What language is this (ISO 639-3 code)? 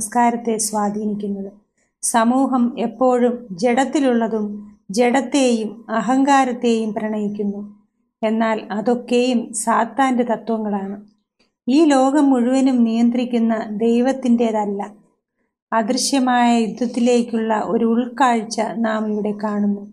mal